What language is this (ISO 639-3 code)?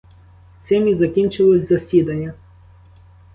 ukr